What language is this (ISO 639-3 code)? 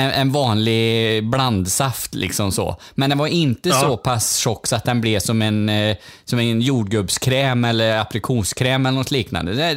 swe